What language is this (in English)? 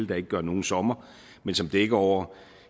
Danish